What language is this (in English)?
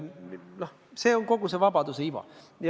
Estonian